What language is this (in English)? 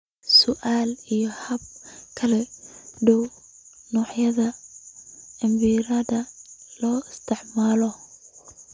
Somali